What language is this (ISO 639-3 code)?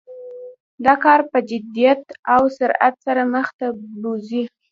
pus